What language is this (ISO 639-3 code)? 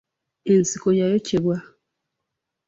lug